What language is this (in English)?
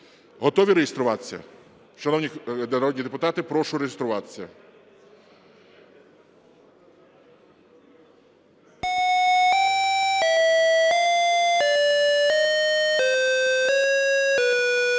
Ukrainian